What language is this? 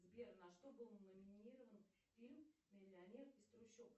Russian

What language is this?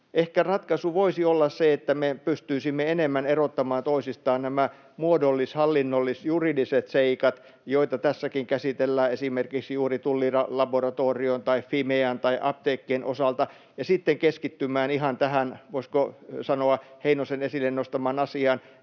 Finnish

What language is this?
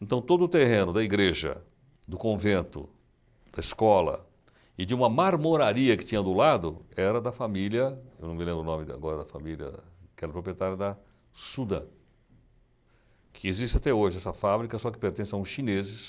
Portuguese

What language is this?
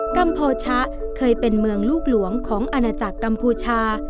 Thai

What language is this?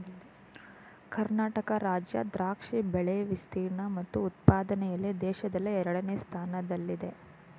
Kannada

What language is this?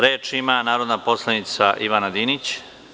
Serbian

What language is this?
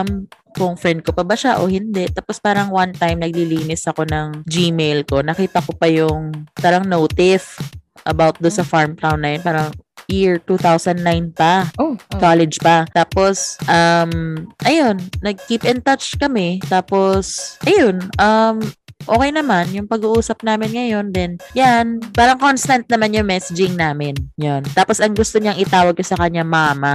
Filipino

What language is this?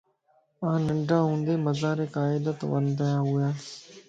Lasi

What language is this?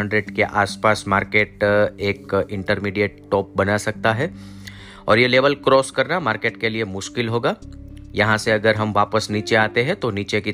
Hindi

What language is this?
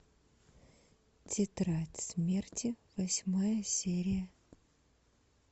Russian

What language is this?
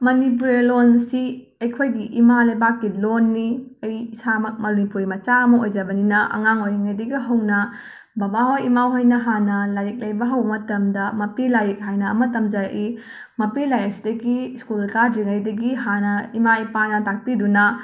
Manipuri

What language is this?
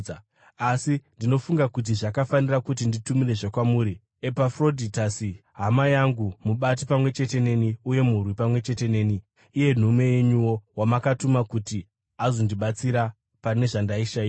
Shona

